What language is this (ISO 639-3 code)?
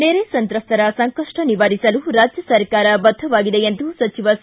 kan